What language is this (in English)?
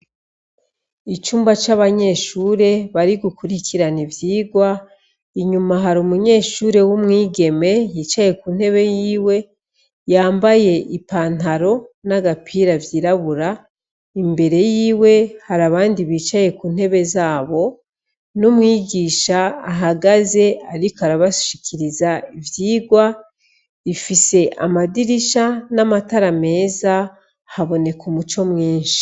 Rundi